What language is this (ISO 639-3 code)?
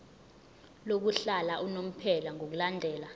zul